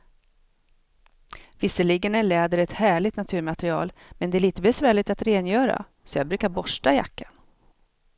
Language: Swedish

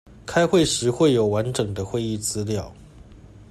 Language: Chinese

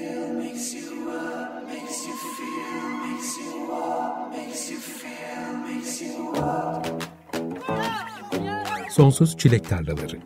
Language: Turkish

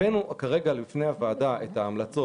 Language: Hebrew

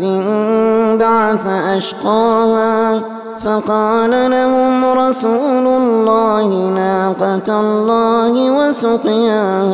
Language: Arabic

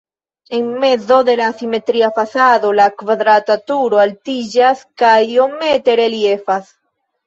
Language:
Esperanto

